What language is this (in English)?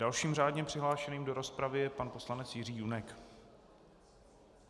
Czech